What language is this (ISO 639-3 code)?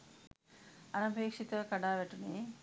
sin